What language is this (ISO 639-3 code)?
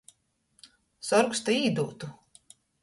ltg